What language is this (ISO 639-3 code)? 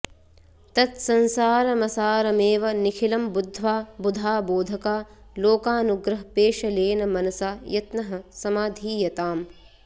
san